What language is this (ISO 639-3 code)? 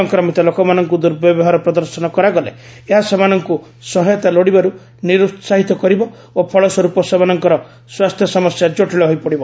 ori